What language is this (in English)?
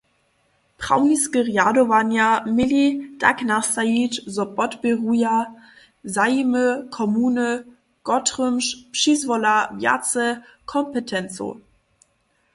Upper Sorbian